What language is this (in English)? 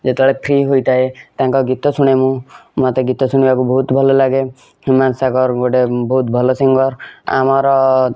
Odia